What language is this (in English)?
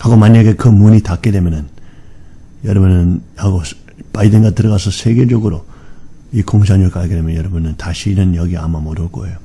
Korean